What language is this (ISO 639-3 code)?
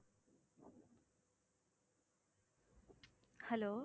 tam